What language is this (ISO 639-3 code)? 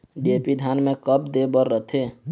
hne